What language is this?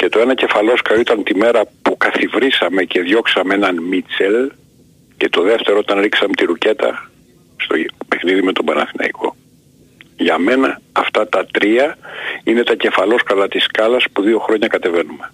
Greek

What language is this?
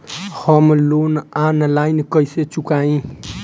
Bhojpuri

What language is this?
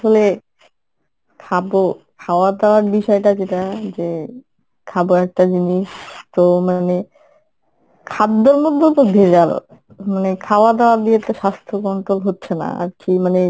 Bangla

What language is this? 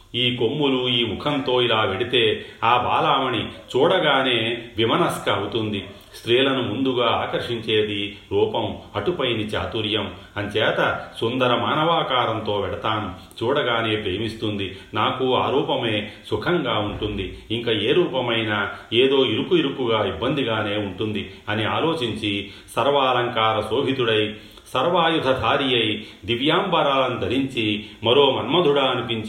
Telugu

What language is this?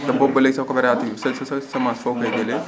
Wolof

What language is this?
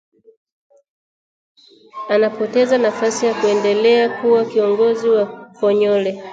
Swahili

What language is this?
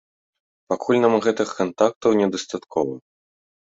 Belarusian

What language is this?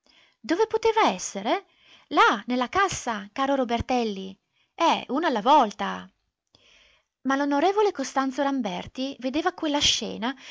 Italian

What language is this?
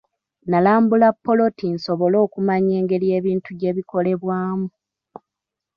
Ganda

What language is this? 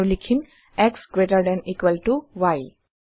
Assamese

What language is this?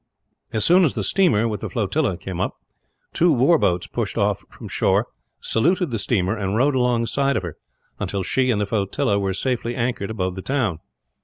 English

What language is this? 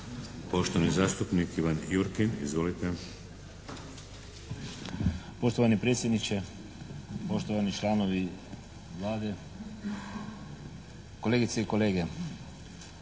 Croatian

